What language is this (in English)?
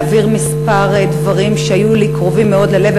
Hebrew